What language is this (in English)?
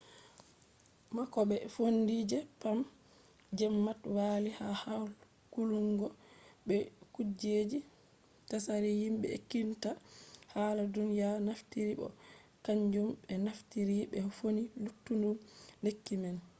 Fula